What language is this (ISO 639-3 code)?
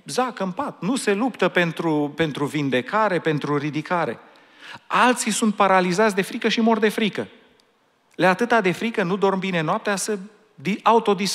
ron